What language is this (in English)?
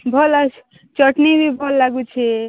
Odia